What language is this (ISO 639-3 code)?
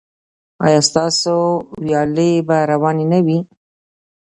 pus